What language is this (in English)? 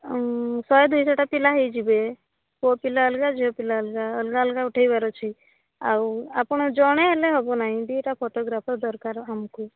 Odia